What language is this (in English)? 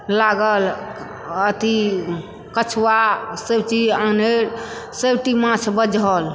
Maithili